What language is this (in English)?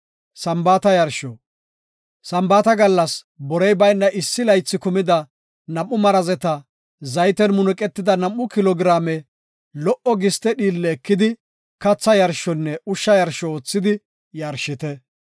Gofa